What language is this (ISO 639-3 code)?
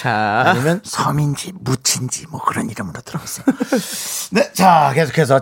kor